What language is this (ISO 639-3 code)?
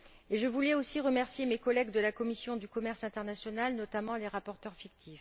fra